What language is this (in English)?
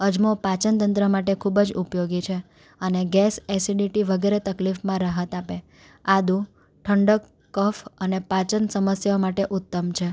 Gujarati